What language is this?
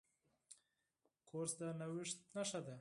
Pashto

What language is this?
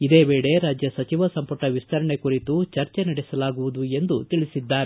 Kannada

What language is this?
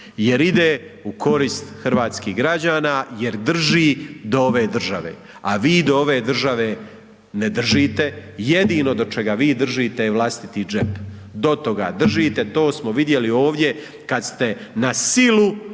Croatian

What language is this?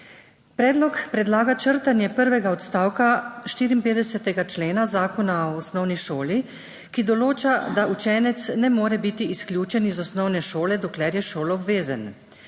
Slovenian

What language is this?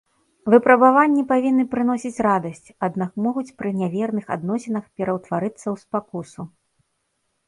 Belarusian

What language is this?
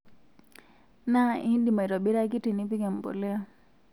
Masai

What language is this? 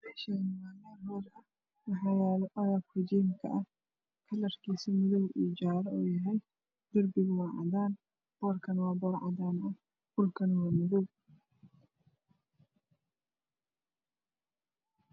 Somali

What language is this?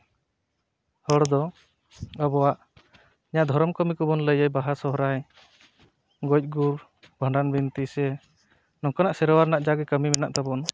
Santali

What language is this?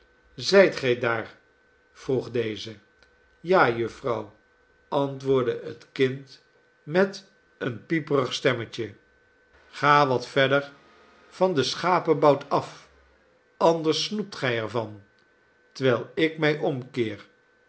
Dutch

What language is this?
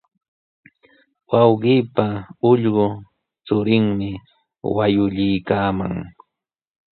Sihuas Ancash Quechua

